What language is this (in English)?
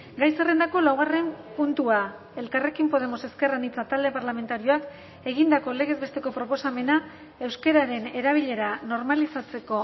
Basque